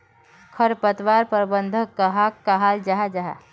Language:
Magahi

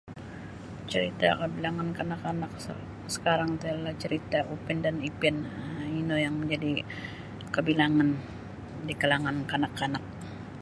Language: Sabah Bisaya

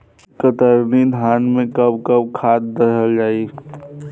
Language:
Bhojpuri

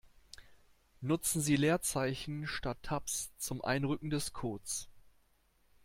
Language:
German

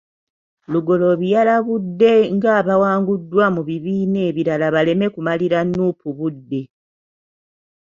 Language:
Ganda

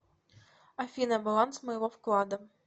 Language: Russian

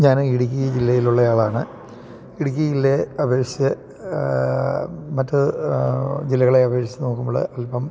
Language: Malayalam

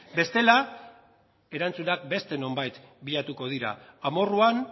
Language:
Basque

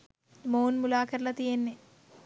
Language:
Sinhala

